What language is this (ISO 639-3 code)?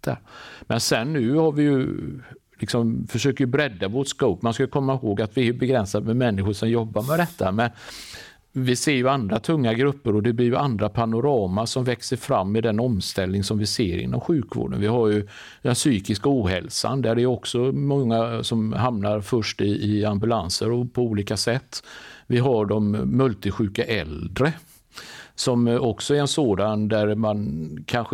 swe